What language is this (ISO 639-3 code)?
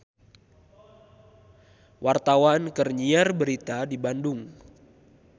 sun